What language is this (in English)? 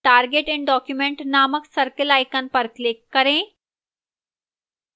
Hindi